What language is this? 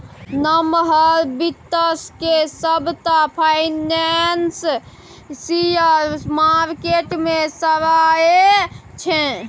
Maithili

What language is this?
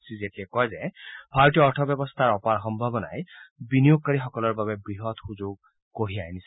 Assamese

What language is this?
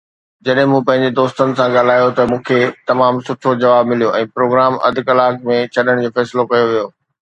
Sindhi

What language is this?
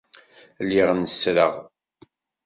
Kabyle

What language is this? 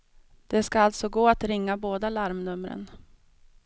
Swedish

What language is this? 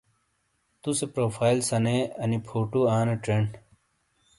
Shina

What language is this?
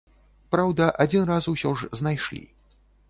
Belarusian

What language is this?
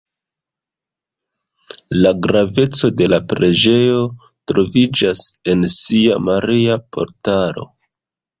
Esperanto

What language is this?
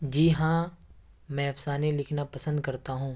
Urdu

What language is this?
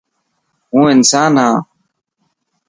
Dhatki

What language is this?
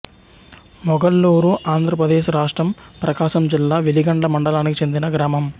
Telugu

